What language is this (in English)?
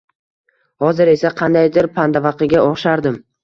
Uzbek